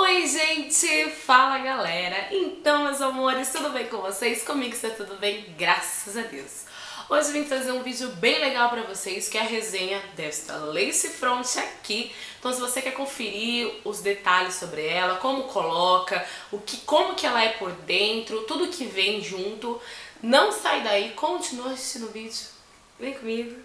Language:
Portuguese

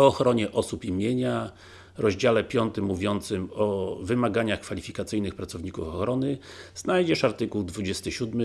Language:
Polish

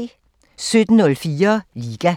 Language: Danish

